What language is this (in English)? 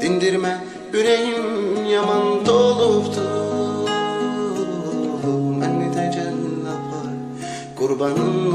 Turkish